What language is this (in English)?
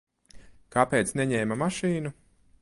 Latvian